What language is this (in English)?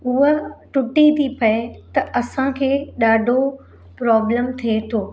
Sindhi